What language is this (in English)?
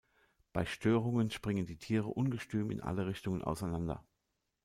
German